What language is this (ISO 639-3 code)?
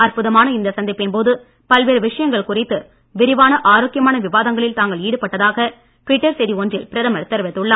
tam